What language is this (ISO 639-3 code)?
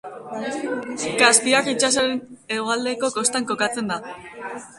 eus